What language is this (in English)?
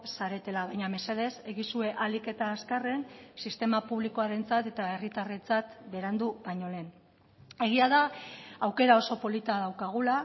Basque